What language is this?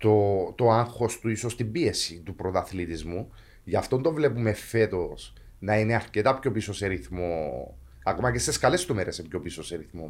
Greek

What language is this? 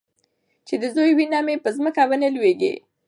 Pashto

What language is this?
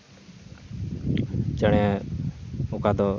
Santali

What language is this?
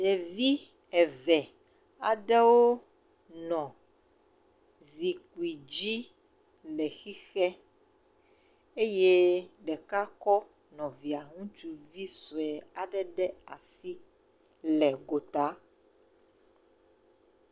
Ewe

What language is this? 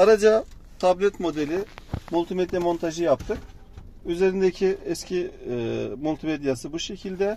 Turkish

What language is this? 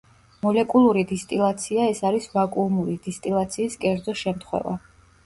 Georgian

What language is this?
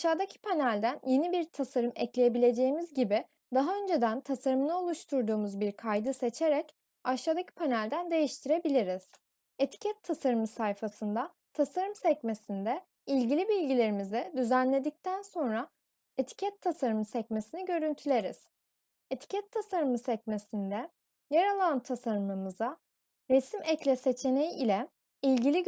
Turkish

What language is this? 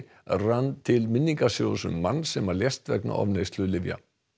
Icelandic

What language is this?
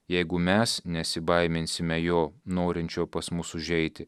Lithuanian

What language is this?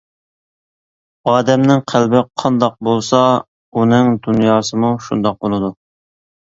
Uyghur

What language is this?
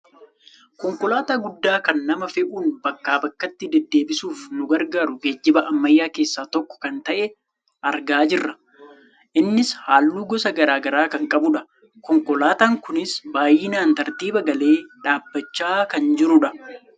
Oromo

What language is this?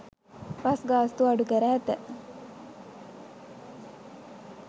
Sinhala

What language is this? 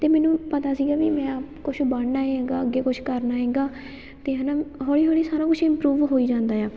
Punjabi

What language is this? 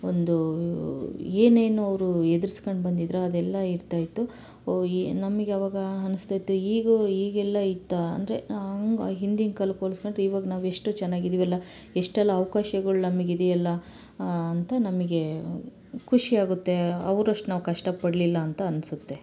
Kannada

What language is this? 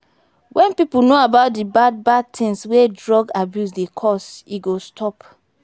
Nigerian Pidgin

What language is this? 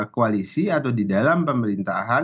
Indonesian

